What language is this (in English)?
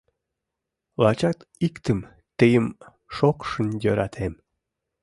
Mari